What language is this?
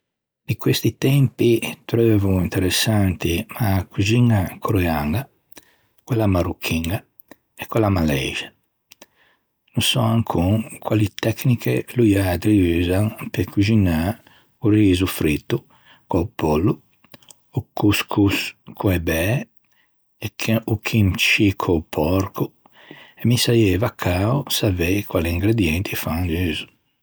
Ligurian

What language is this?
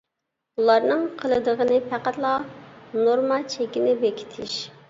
Uyghur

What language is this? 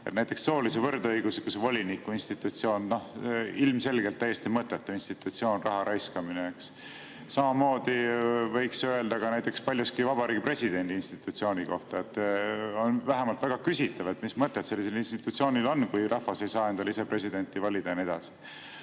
Estonian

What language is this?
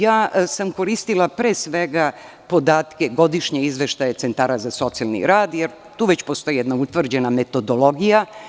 Serbian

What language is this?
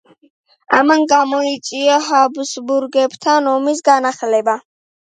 Georgian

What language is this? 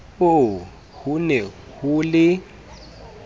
Southern Sotho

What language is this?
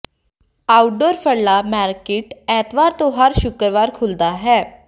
Punjabi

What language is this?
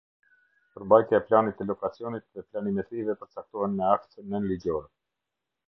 Albanian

